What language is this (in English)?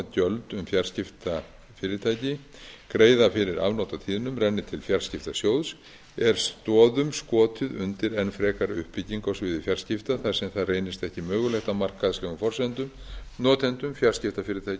Icelandic